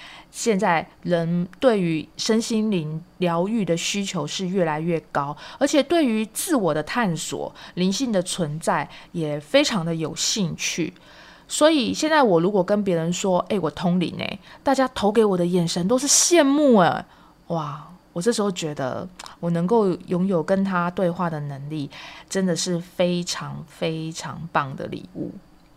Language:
Chinese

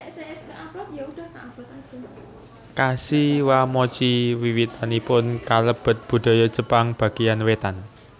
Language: Javanese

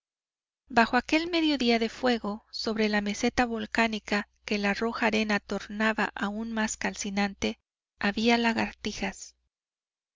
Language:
Spanish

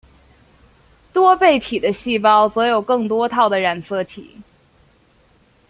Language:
Chinese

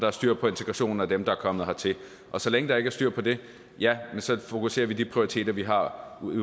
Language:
Danish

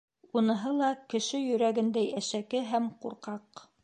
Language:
Bashkir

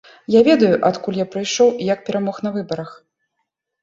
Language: Belarusian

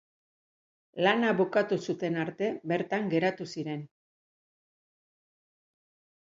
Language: Basque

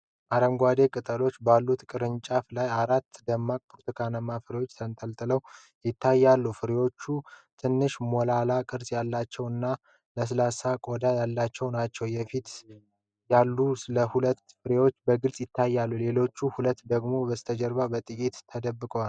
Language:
Amharic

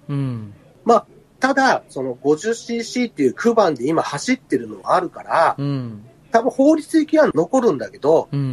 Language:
Japanese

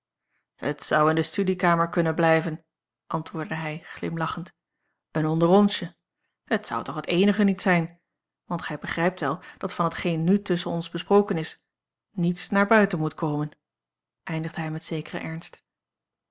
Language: Dutch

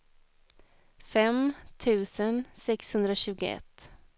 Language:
Swedish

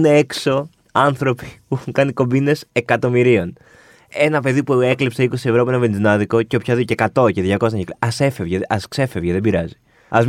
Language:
Greek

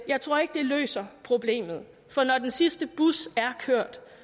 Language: Danish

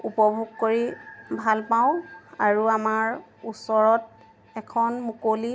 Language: Assamese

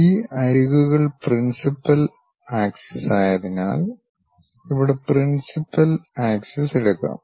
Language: Malayalam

